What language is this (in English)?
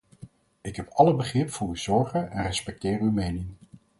Dutch